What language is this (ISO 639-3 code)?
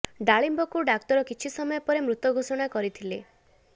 ori